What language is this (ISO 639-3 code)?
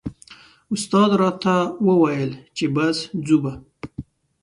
pus